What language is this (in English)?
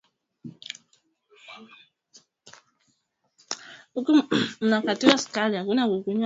Swahili